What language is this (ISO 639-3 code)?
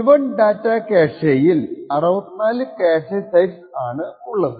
mal